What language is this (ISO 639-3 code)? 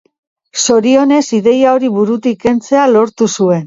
eus